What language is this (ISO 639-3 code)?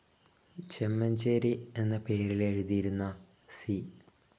mal